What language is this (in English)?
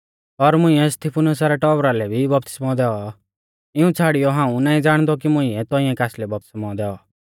Mahasu Pahari